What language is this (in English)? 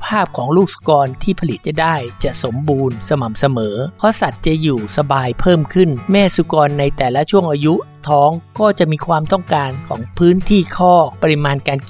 Thai